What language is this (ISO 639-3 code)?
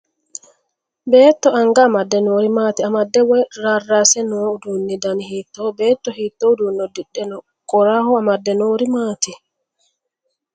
sid